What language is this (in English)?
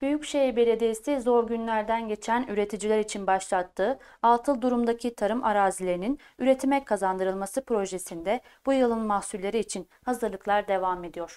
Turkish